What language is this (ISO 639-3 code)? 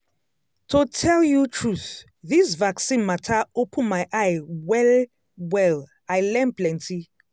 pcm